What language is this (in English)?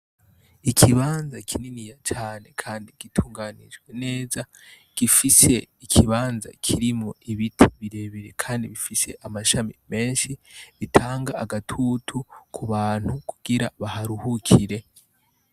Rundi